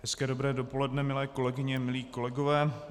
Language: Czech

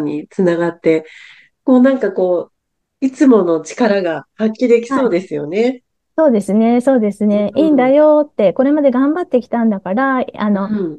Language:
Japanese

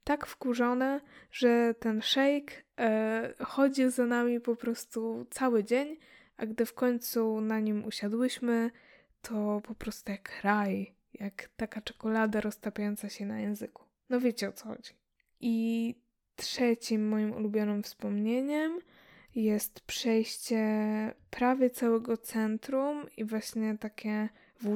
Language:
Polish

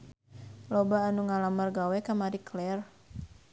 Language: Sundanese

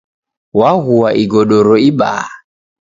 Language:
Taita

